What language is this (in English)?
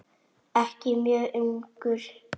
Icelandic